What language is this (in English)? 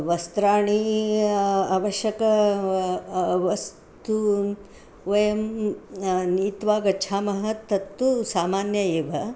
Sanskrit